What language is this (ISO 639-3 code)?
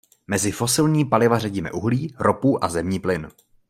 ces